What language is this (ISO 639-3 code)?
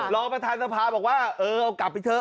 tha